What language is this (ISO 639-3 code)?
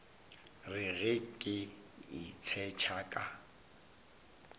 nso